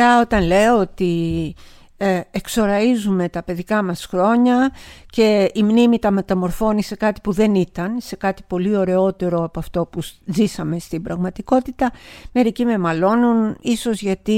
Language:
Greek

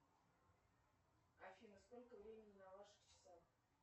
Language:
Russian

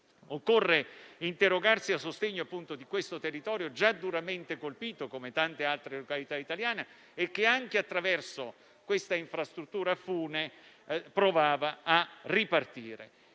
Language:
Italian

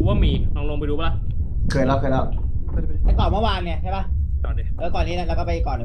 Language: Thai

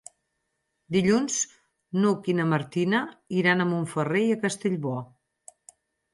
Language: Catalan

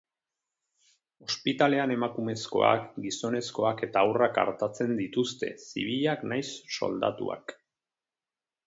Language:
Basque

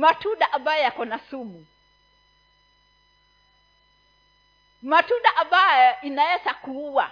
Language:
Swahili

